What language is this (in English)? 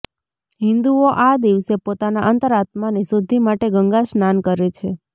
Gujarati